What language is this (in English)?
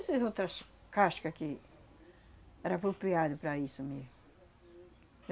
Portuguese